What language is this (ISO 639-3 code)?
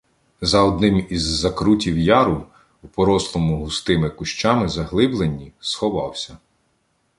ukr